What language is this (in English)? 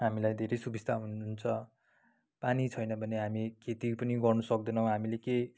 Nepali